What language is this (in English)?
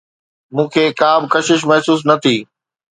Sindhi